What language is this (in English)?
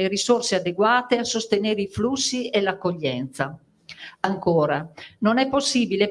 Italian